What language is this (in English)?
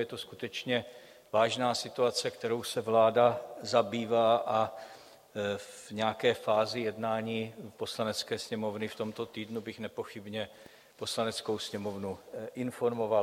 Czech